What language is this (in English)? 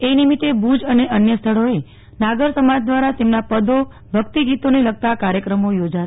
Gujarati